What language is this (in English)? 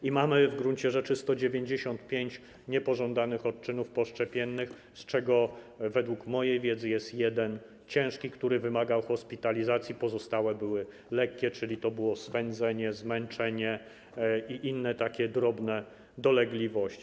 Polish